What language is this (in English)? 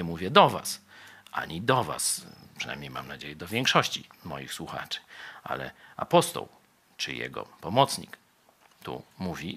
Polish